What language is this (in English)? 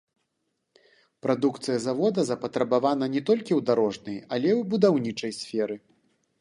Belarusian